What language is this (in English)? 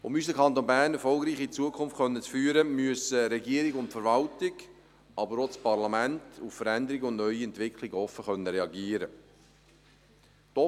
Swiss German